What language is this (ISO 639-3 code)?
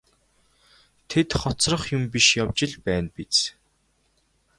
mon